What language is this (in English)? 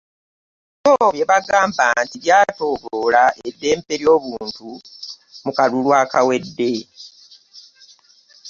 Ganda